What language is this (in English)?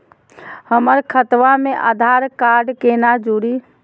Magahi